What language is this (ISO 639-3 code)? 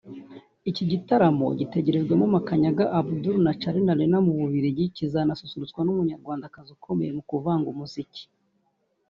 kin